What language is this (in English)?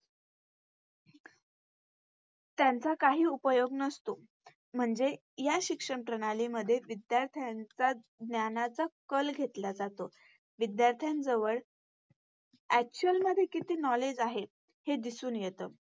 Marathi